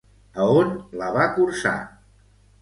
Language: Catalan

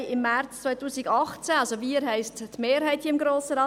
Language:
Swiss German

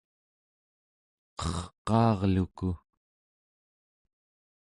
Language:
Central Yupik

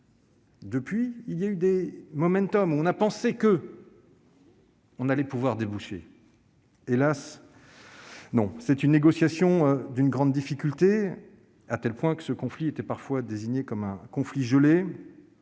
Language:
French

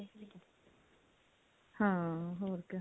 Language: Punjabi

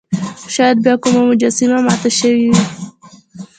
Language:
Pashto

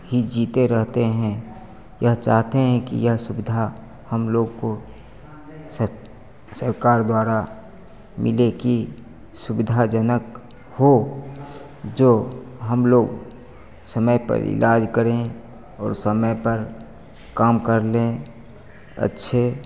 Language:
Hindi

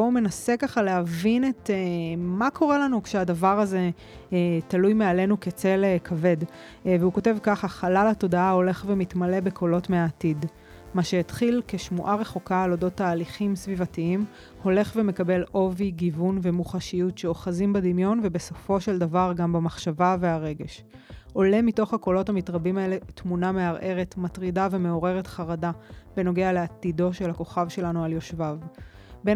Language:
Hebrew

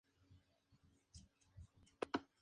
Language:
Spanish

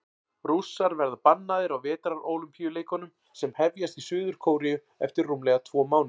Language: Icelandic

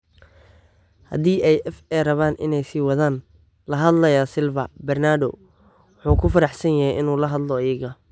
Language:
Somali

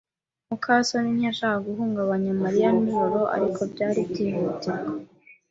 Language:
Kinyarwanda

